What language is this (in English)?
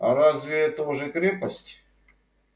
Russian